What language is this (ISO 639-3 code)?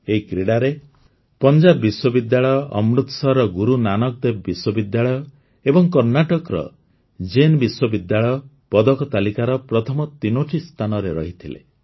ori